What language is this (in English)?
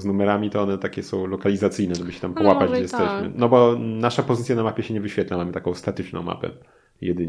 Polish